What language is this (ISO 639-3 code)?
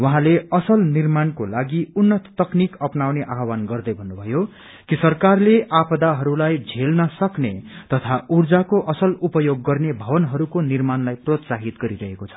nep